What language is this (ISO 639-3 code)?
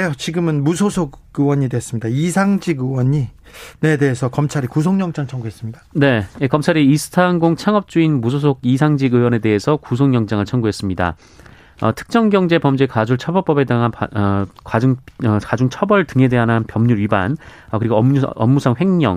kor